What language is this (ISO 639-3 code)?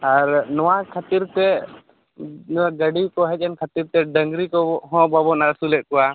sat